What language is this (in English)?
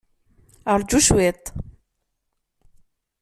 Kabyle